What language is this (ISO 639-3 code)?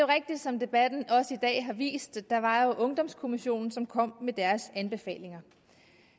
dan